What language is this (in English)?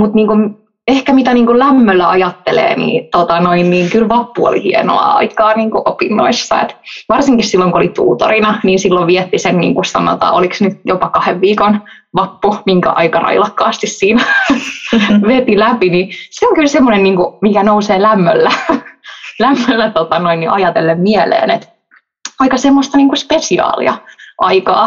Finnish